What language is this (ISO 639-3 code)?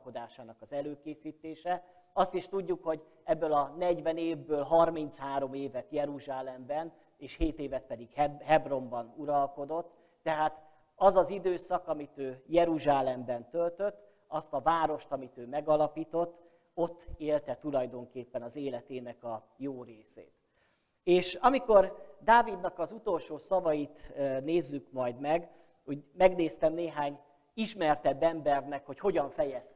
hun